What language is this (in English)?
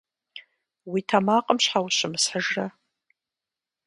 Kabardian